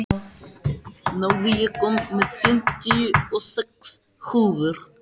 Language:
Icelandic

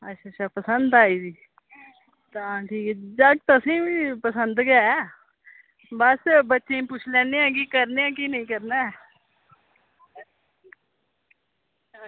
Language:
Dogri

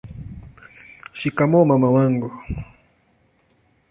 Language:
Swahili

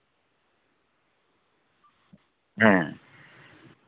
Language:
Santali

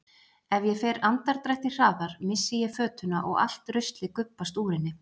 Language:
Icelandic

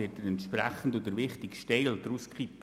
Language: Swiss German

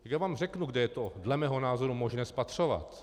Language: Czech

